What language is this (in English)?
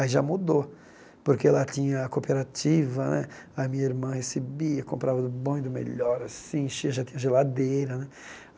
Portuguese